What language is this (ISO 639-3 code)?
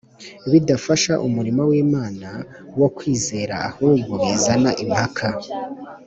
kin